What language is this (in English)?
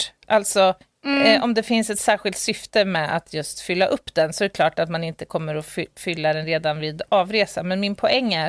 Swedish